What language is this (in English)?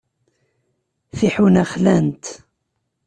Kabyle